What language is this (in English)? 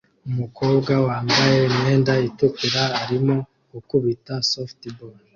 Kinyarwanda